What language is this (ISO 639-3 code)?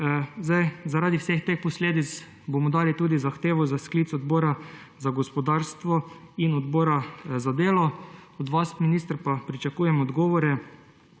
slv